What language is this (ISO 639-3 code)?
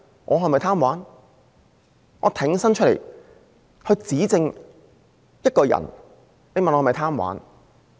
yue